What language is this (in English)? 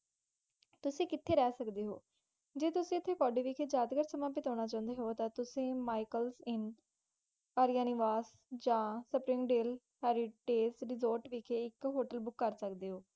Punjabi